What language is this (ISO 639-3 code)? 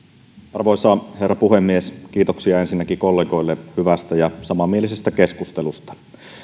fin